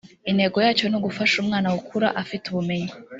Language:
Kinyarwanda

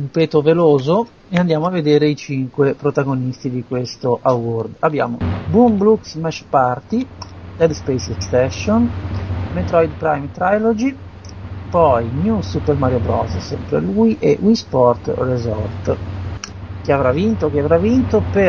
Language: Italian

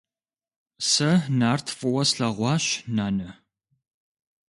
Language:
Kabardian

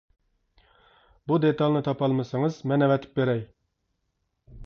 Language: Uyghur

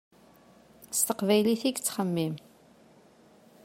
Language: Kabyle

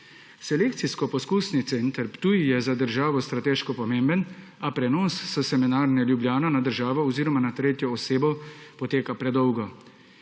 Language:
Slovenian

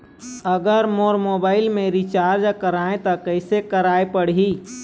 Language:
Chhattisgarhi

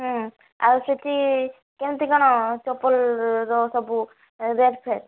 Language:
Odia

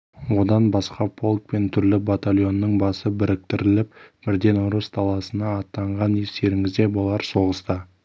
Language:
Kazakh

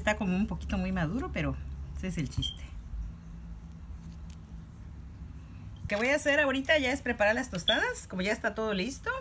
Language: Spanish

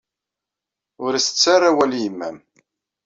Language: Kabyle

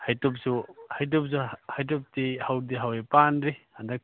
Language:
Manipuri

